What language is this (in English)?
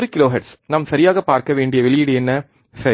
Tamil